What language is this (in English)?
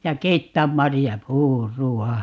Finnish